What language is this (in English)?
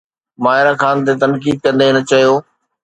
Sindhi